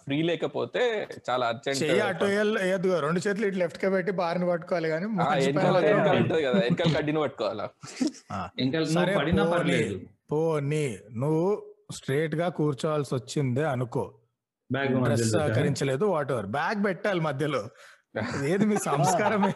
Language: Telugu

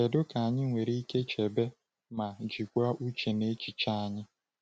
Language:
Igbo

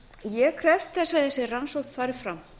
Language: Icelandic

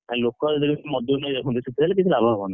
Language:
Odia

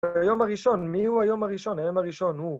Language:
Hebrew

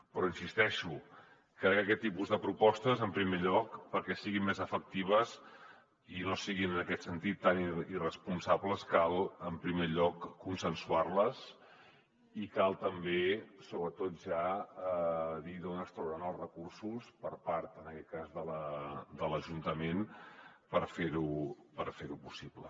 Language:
Catalan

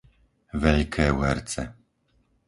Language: Slovak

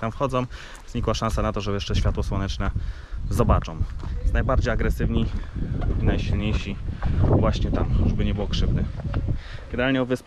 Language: Polish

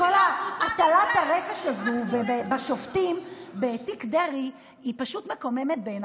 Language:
Hebrew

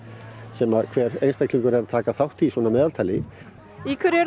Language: Icelandic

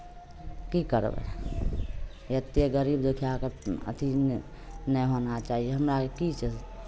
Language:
Maithili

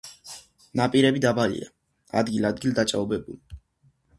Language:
Georgian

